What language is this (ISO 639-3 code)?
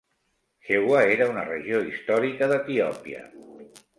cat